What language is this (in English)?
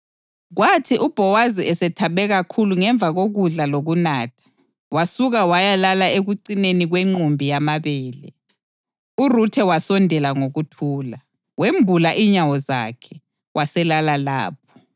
North Ndebele